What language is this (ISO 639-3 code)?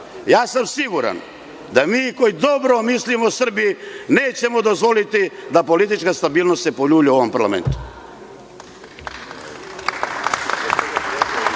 srp